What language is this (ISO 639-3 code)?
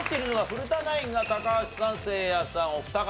jpn